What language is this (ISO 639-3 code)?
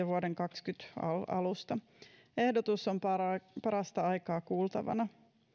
fin